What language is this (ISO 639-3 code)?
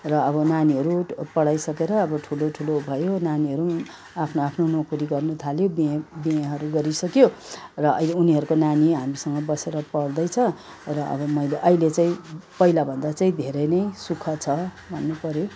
nep